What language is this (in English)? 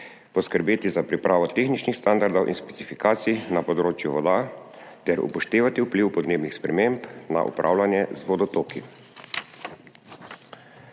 Slovenian